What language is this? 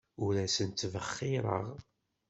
Kabyle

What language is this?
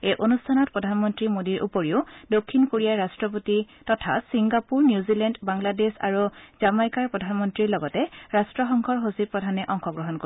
Assamese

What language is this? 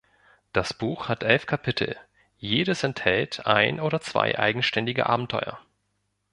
German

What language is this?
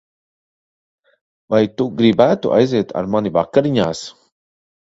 Latvian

